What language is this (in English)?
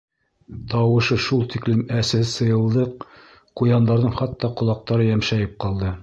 Bashkir